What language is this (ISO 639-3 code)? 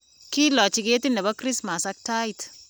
kln